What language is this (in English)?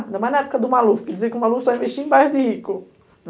Portuguese